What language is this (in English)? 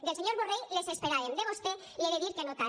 Catalan